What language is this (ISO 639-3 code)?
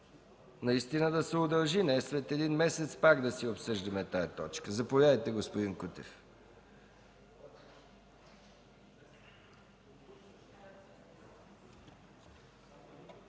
bul